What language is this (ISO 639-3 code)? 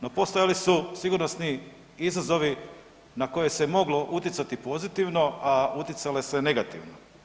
hrv